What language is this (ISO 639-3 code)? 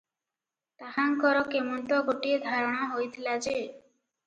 ori